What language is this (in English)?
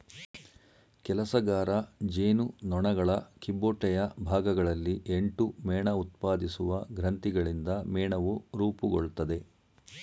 Kannada